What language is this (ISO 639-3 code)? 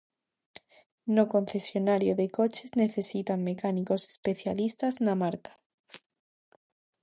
glg